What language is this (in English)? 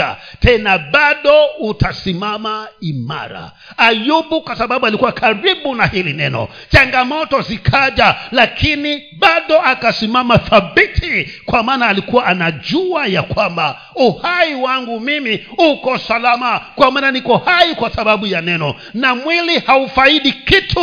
Swahili